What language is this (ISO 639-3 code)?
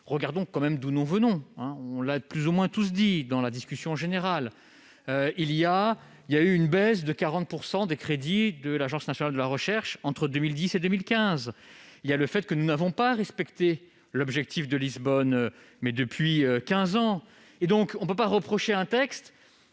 fra